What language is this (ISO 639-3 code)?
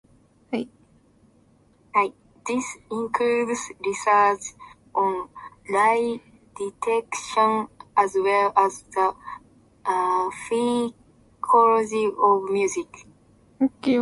eng